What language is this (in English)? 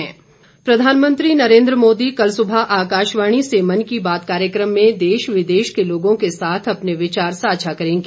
Hindi